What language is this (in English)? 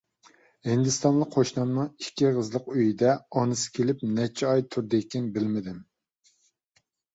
Uyghur